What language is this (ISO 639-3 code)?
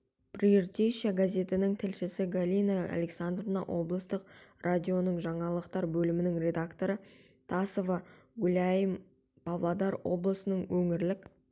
kaz